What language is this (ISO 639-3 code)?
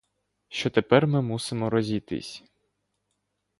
ukr